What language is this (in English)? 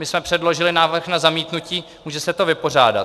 Czech